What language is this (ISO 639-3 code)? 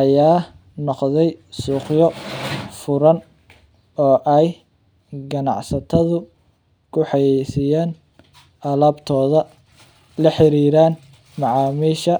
som